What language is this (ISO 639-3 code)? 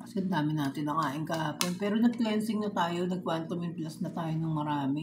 fil